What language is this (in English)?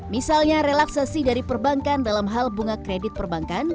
Indonesian